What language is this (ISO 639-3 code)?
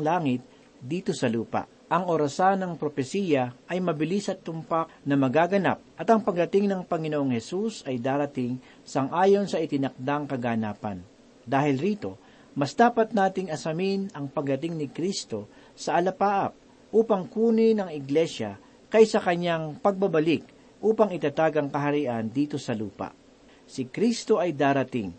fil